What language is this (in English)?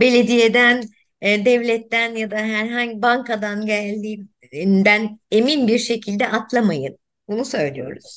Turkish